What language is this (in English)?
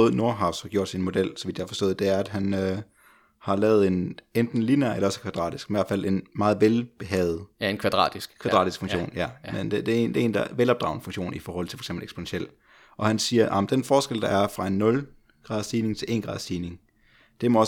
Danish